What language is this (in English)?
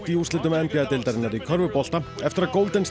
Icelandic